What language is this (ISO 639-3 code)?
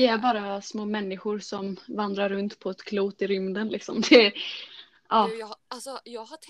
swe